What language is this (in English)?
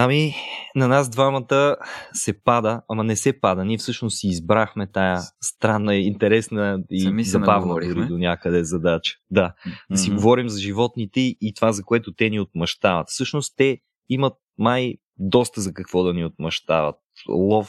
Bulgarian